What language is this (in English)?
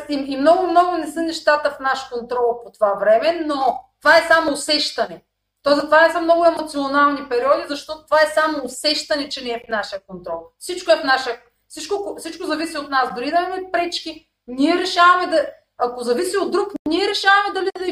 Bulgarian